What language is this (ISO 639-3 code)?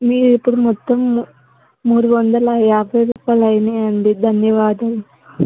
tel